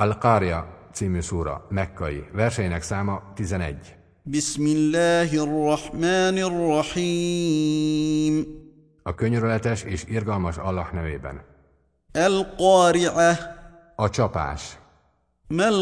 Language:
Hungarian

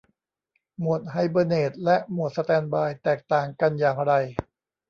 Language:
Thai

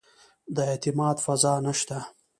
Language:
Pashto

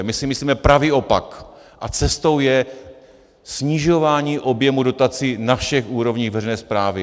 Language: Czech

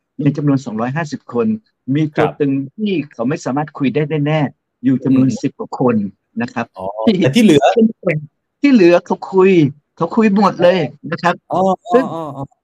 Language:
Thai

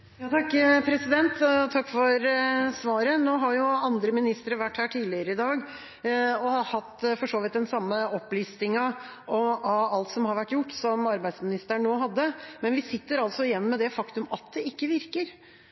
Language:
Norwegian Bokmål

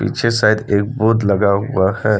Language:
Hindi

